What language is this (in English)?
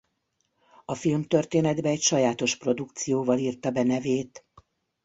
Hungarian